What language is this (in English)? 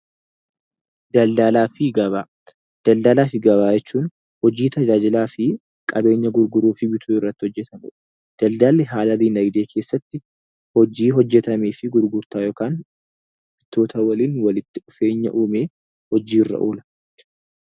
Oromo